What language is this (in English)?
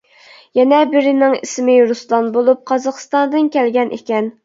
Uyghur